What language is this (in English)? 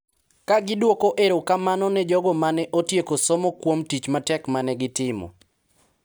Luo (Kenya and Tanzania)